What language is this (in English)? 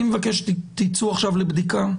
Hebrew